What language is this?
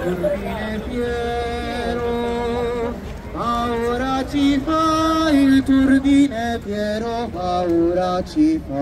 Italian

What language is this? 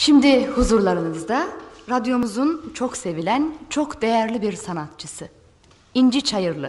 Turkish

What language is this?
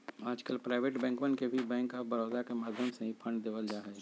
Magahi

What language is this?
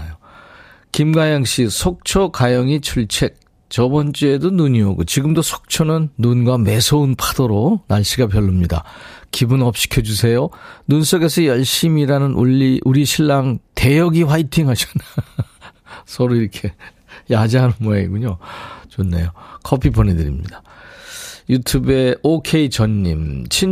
Korean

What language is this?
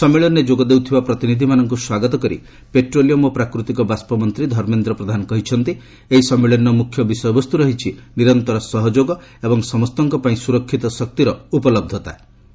Odia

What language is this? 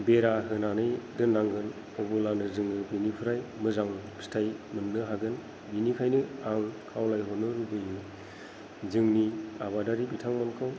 Bodo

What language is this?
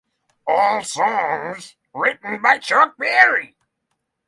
English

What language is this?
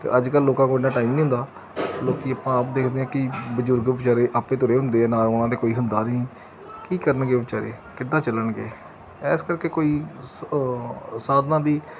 Punjabi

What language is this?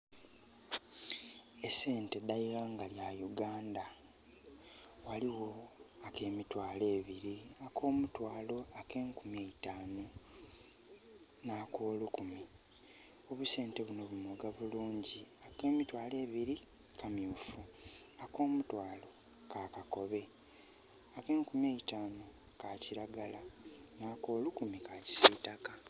Soga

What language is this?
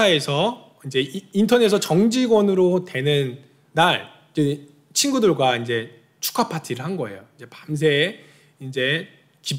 Korean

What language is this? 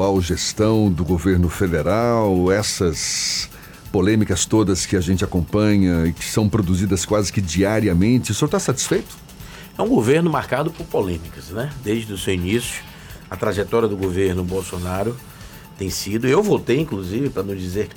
Portuguese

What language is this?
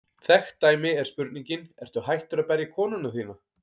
Icelandic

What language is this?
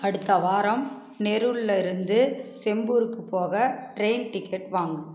Tamil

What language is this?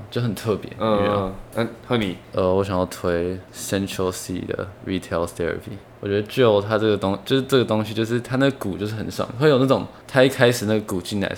Chinese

